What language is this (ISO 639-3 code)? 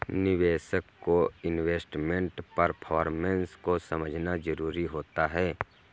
hin